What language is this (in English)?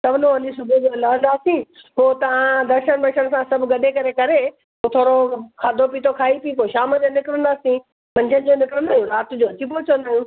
Sindhi